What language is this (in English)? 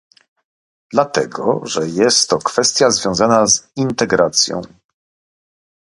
Polish